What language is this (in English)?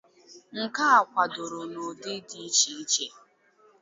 Igbo